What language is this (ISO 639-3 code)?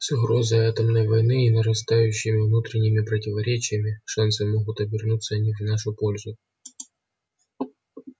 rus